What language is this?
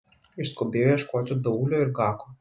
Lithuanian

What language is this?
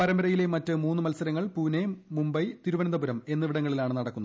Malayalam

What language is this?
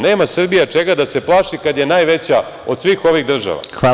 Serbian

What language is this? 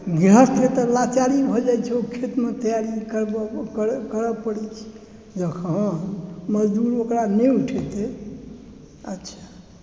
Maithili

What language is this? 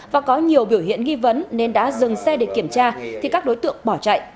Vietnamese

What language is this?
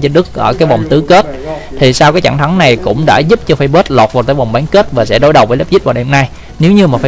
Vietnamese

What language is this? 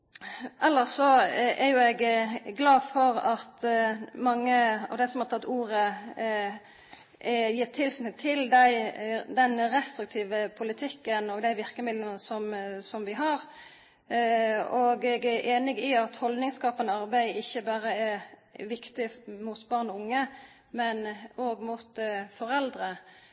Norwegian Nynorsk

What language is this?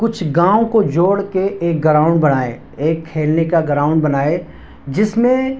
Urdu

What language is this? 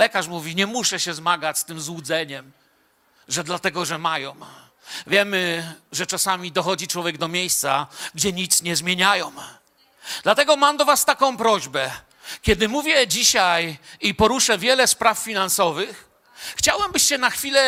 Polish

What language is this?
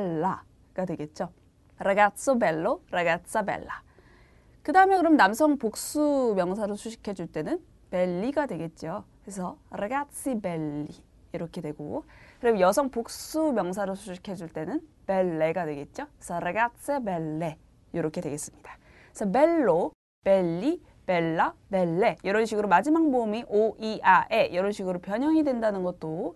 Korean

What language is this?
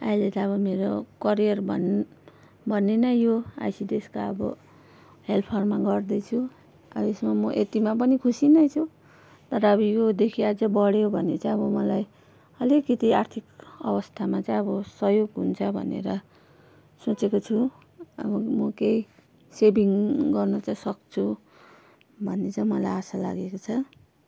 Nepali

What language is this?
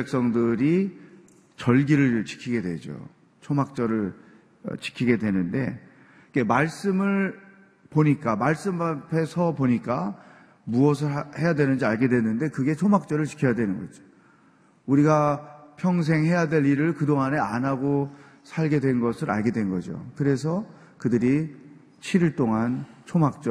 Korean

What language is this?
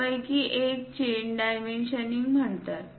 Marathi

